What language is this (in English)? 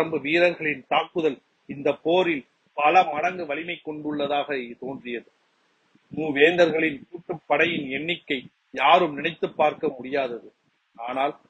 Tamil